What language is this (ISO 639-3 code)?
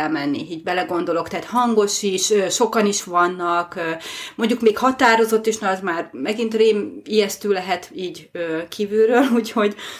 hun